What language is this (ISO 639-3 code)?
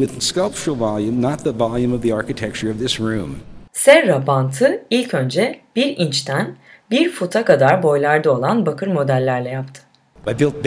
tur